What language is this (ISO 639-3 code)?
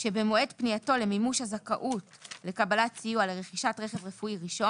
heb